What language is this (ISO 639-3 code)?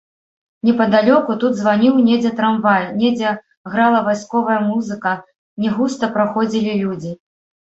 bel